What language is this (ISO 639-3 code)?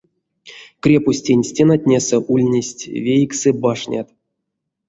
myv